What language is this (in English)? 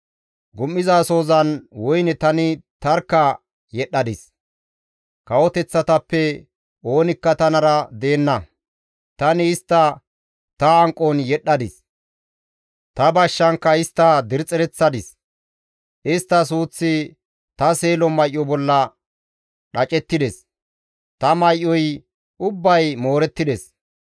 Gamo